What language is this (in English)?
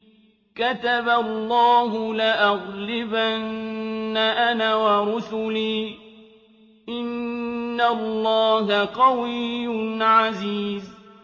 Arabic